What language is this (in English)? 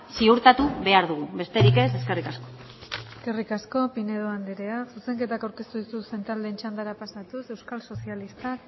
Basque